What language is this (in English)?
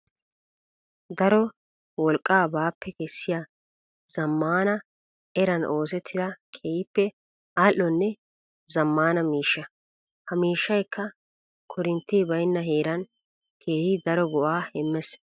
Wolaytta